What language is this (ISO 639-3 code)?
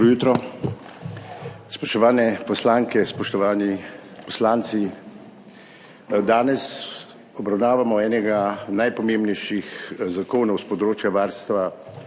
slv